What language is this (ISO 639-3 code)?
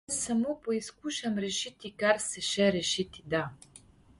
slv